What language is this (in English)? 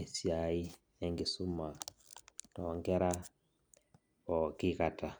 Masai